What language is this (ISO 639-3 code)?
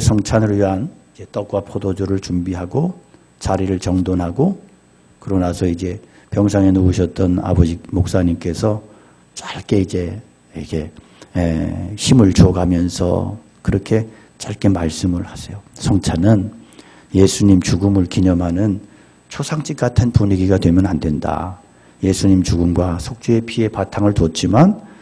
kor